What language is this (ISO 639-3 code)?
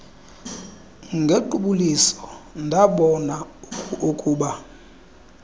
xho